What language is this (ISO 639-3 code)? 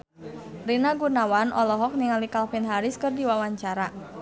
sun